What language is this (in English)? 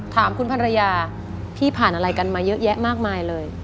Thai